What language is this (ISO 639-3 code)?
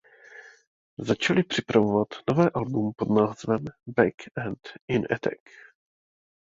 ces